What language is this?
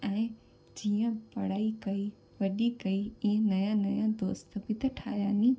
Sindhi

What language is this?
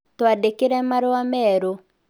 Kikuyu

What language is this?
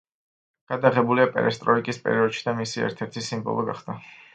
Georgian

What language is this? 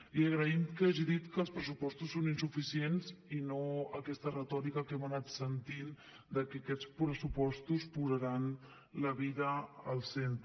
Catalan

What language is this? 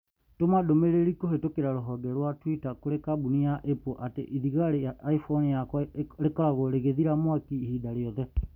Kikuyu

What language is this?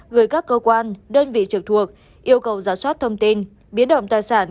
Vietnamese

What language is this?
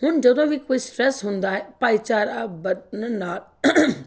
Punjabi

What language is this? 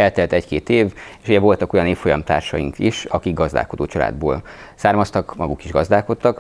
Hungarian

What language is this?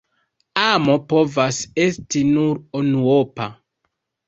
Esperanto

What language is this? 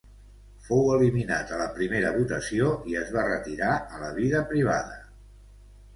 Catalan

